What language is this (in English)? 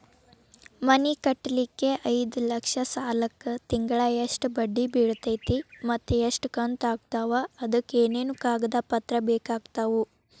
Kannada